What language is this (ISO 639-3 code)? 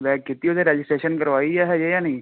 pan